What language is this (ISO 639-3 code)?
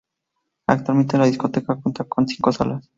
spa